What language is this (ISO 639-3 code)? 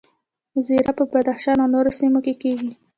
pus